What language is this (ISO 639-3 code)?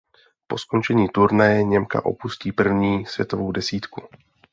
ces